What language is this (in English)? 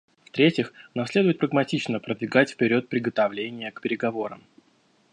Russian